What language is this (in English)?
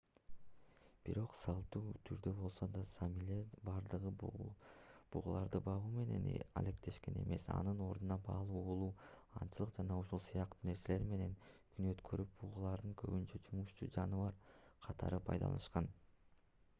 Kyrgyz